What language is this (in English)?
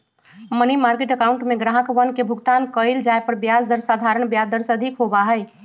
Magahi